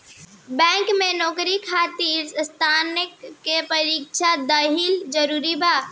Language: Bhojpuri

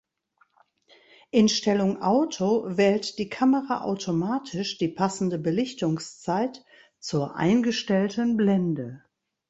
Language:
German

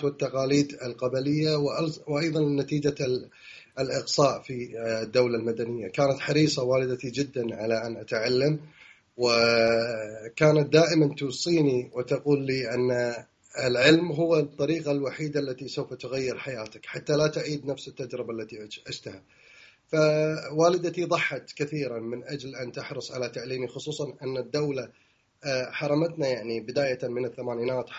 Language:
Arabic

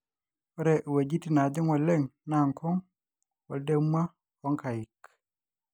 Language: Masai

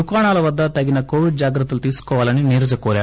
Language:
Telugu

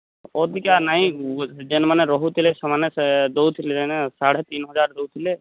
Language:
Odia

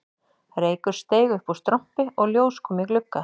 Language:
Icelandic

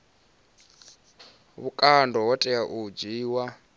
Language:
Venda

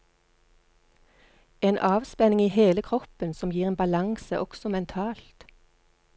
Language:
Norwegian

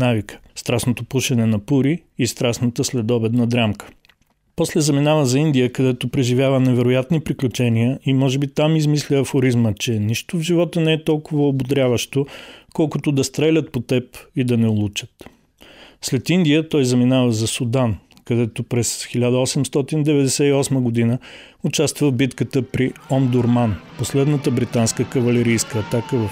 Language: Bulgarian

